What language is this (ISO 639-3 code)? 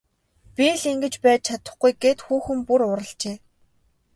mon